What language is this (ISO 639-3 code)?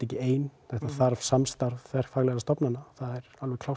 isl